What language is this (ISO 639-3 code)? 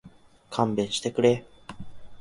jpn